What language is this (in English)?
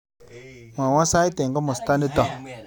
Kalenjin